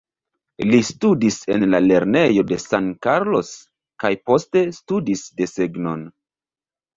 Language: Esperanto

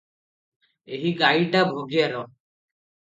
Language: Odia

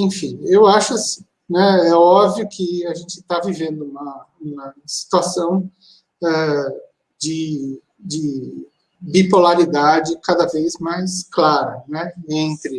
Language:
Portuguese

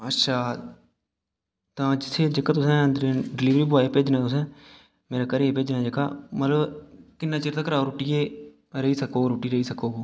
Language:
Dogri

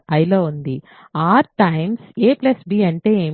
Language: Telugu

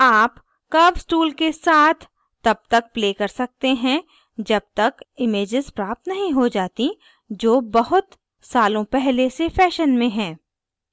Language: Hindi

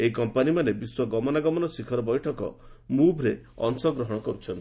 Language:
Odia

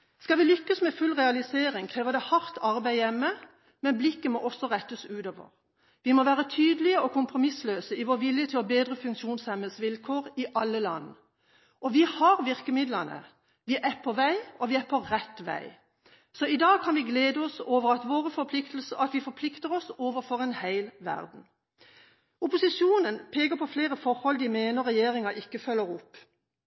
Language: Norwegian Bokmål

